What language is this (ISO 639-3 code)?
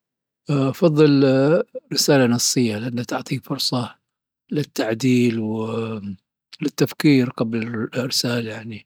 adf